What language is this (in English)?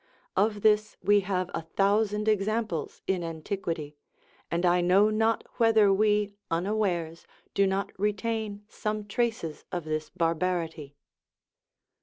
English